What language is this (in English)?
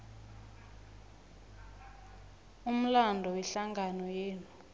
South Ndebele